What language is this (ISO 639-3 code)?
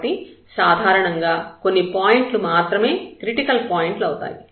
tel